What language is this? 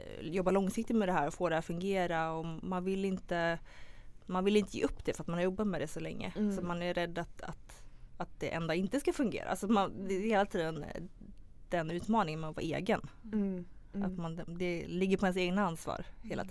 Swedish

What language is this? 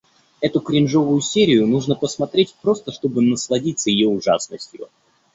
Russian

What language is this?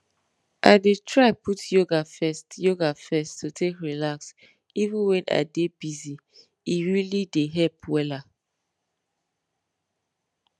Nigerian Pidgin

